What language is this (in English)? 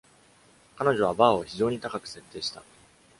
Japanese